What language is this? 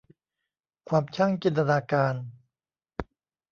Thai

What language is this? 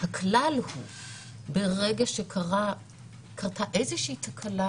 Hebrew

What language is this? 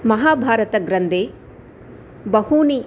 Sanskrit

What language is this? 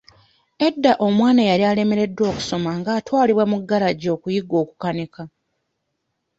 Ganda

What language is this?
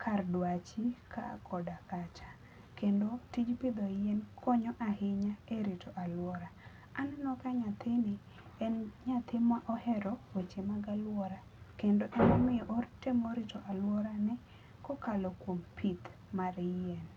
Luo (Kenya and Tanzania)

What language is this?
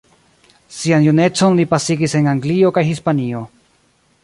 Esperanto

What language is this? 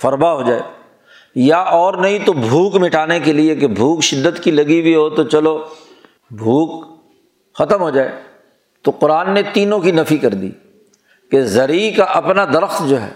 Urdu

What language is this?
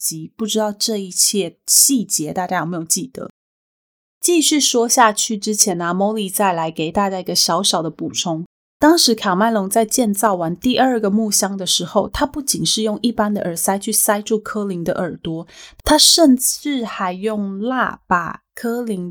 Chinese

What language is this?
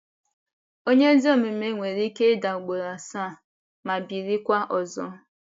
Igbo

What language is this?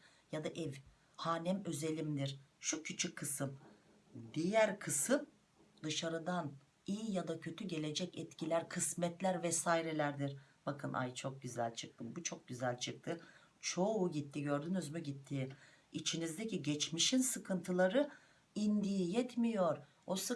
Turkish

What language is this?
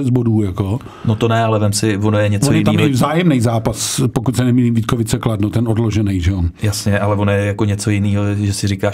Czech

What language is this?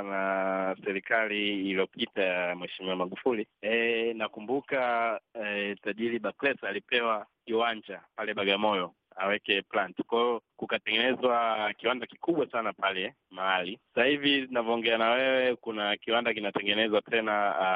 Swahili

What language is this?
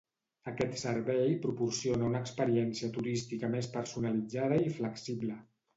Catalan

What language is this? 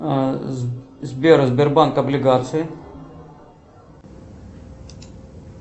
Russian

